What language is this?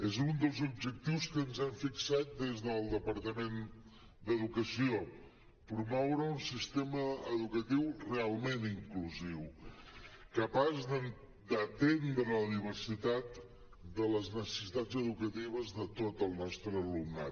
Catalan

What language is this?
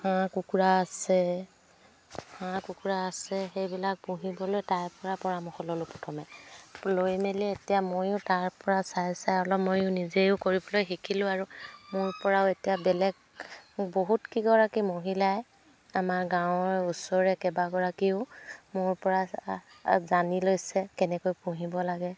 Assamese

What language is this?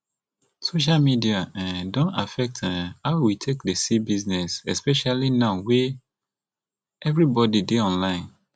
Nigerian Pidgin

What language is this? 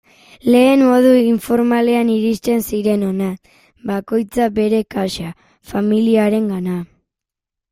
Basque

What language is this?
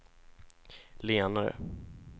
Swedish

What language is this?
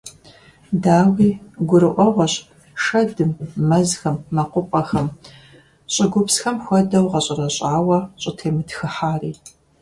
Kabardian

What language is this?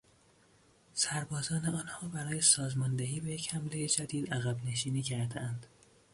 Persian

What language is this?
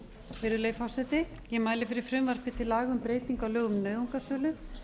Icelandic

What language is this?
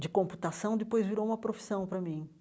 Portuguese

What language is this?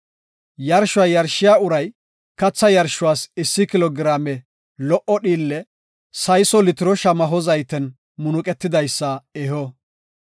Gofa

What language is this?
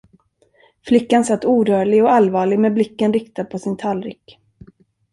Swedish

